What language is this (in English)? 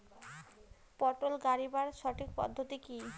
Bangla